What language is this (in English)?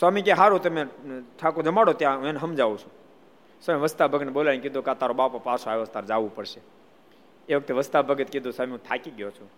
Gujarati